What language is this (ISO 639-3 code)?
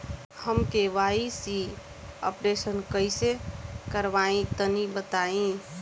bho